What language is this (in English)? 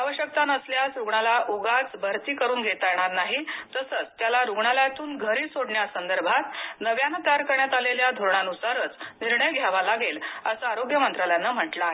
Marathi